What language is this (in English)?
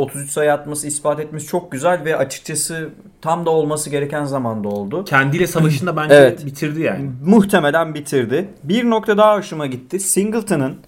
Turkish